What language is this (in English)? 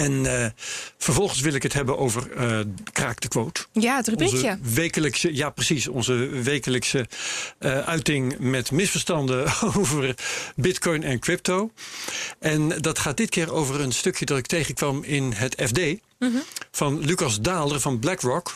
Dutch